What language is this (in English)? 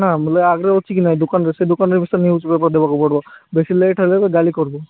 Odia